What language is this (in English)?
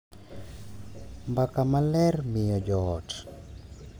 Luo (Kenya and Tanzania)